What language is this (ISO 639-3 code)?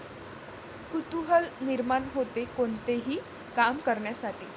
mar